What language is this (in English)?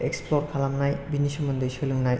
Bodo